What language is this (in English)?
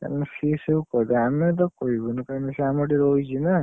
Odia